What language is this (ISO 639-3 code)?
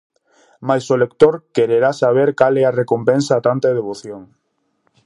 glg